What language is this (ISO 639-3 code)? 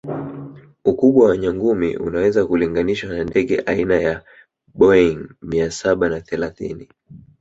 swa